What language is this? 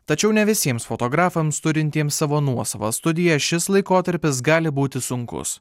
Lithuanian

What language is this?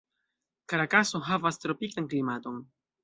Esperanto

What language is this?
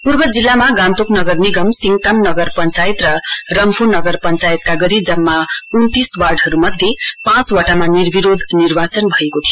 Nepali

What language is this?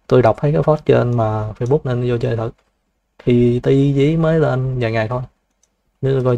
Vietnamese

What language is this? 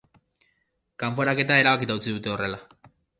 Basque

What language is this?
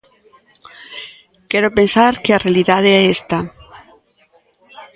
Galician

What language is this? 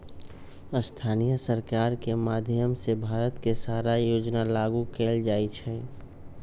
Magahi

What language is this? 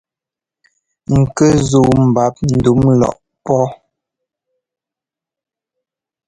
Ngomba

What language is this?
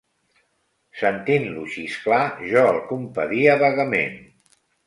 Catalan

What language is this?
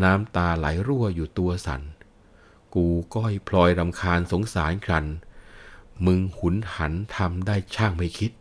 Thai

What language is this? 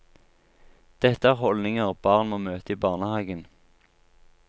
Norwegian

